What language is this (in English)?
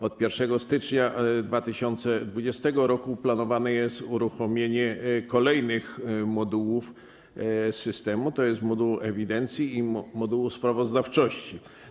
Polish